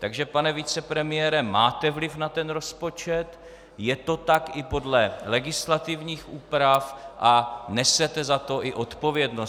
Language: Czech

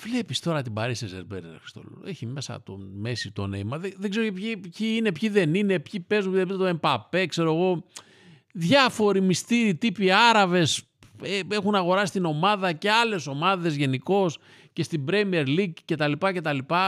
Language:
Greek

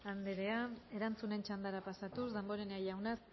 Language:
Basque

